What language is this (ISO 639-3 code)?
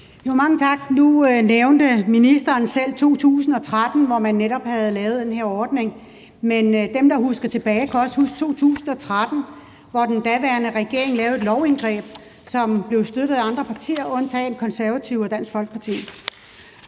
dan